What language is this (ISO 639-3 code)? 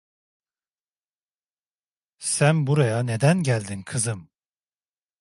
tur